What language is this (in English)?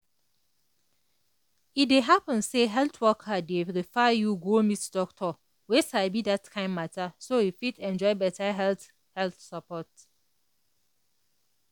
Nigerian Pidgin